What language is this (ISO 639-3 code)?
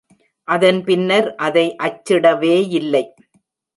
tam